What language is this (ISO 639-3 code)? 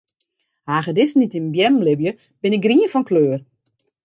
fry